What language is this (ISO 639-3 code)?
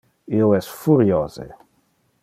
ina